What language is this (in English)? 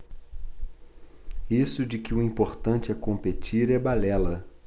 Portuguese